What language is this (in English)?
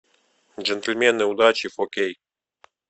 Russian